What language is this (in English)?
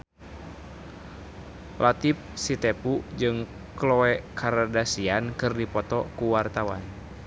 Sundanese